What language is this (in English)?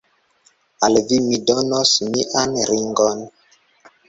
Esperanto